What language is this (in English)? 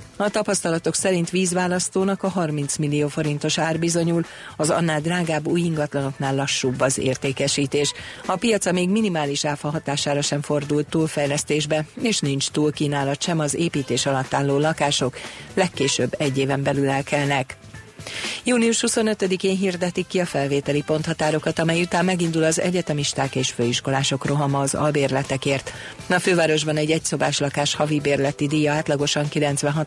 Hungarian